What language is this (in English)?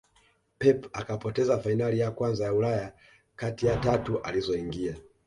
Swahili